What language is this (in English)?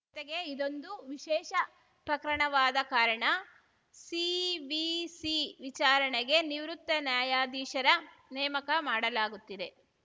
Kannada